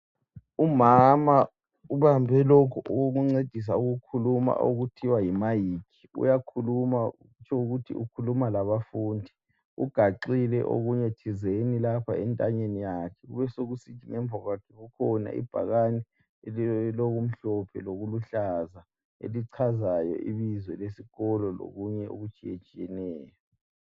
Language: North Ndebele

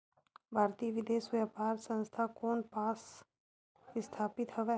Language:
Chhattisgarhi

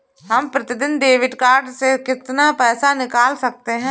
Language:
Hindi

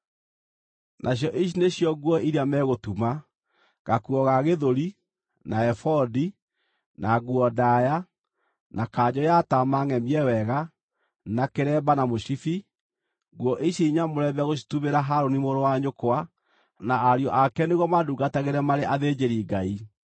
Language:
Kikuyu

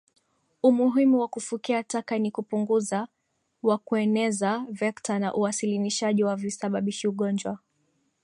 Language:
Swahili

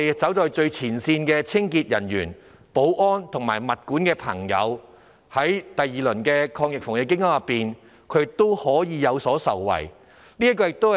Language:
Cantonese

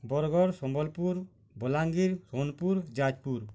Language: Odia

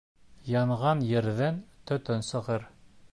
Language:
Bashkir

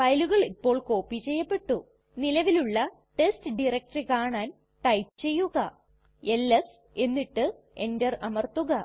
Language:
Malayalam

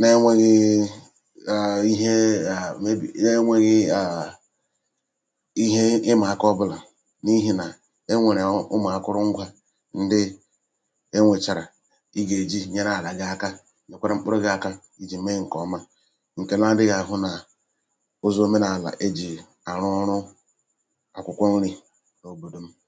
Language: Igbo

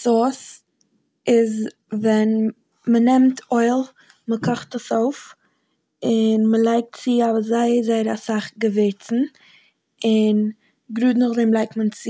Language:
Yiddish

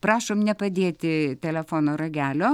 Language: Lithuanian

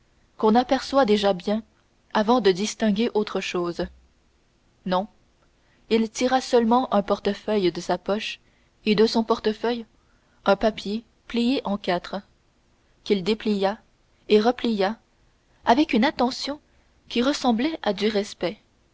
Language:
French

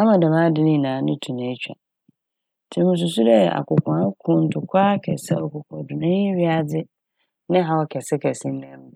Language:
Akan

